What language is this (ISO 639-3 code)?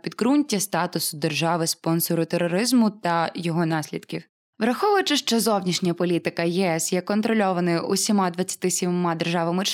ukr